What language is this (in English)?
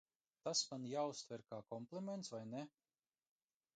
Latvian